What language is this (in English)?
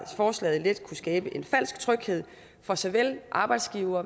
Danish